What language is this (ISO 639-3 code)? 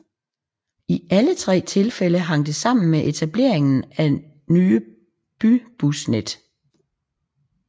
dan